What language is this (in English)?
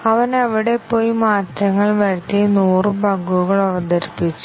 Malayalam